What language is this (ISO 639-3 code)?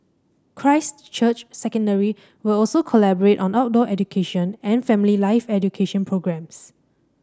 eng